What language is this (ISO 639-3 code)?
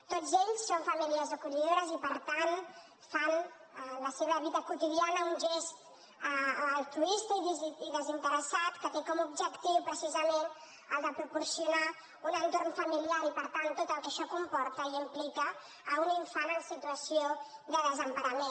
cat